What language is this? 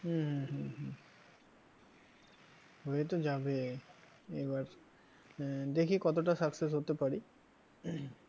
Bangla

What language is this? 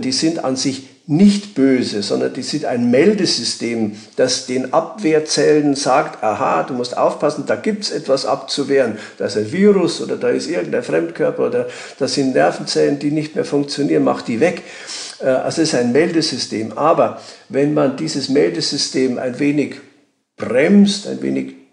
German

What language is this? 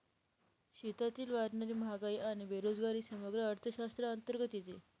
Marathi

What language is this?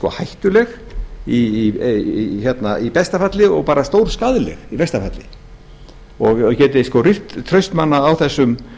Icelandic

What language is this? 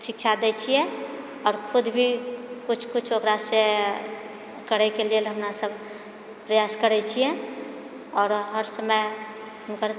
Maithili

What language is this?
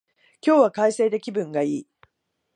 Japanese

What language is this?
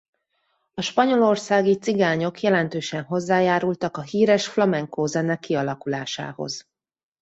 Hungarian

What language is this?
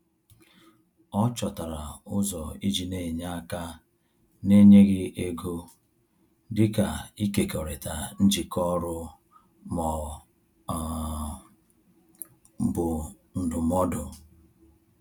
Igbo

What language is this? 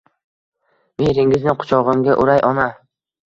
Uzbek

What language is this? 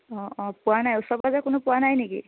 Assamese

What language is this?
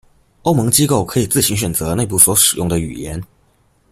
Chinese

